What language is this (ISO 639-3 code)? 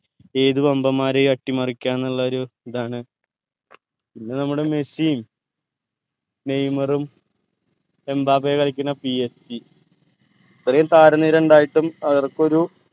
mal